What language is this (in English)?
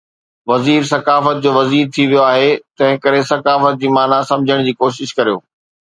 Sindhi